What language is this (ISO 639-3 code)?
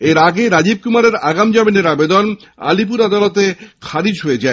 ben